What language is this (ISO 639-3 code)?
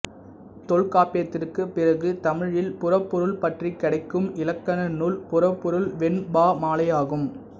tam